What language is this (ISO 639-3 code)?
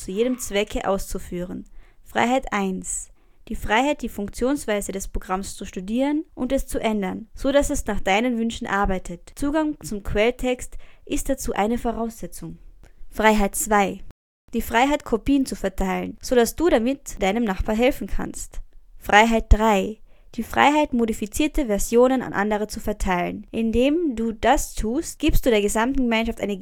deu